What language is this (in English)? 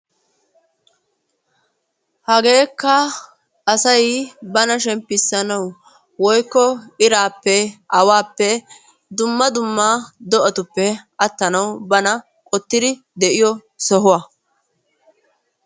Wolaytta